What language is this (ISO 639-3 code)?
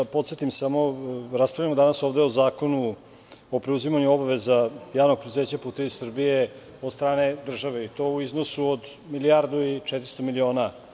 srp